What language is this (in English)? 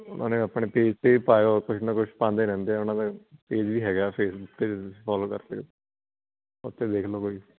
Punjabi